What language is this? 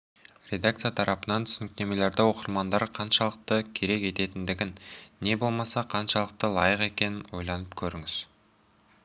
Kazakh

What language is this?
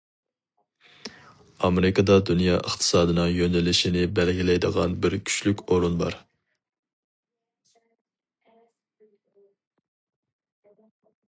Uyghur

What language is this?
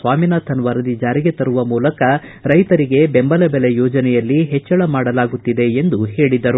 Kannada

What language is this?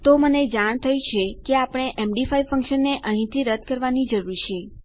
Gujarati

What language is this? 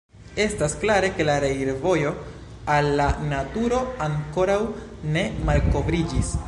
Esperanto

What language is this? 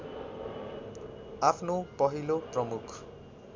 Nepali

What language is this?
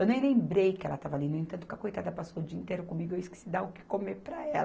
Portuguese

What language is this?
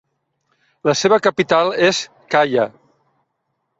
Catalan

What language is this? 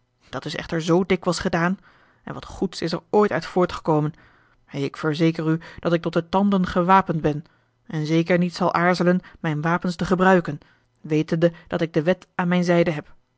Dutch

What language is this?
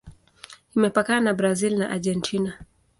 Swahili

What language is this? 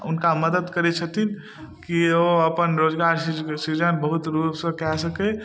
Maithili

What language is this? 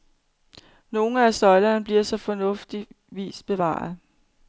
Danish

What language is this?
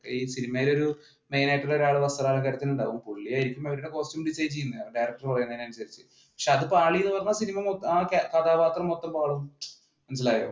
Malayalam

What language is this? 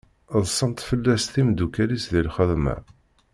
Kabyle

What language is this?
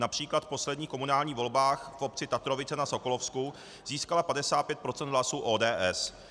Czech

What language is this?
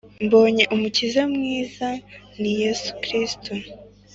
Kinyarwanda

